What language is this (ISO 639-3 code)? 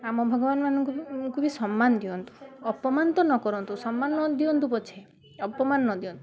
ori